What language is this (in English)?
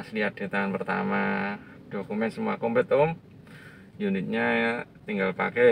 Indonesian